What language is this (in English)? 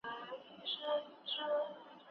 Pashto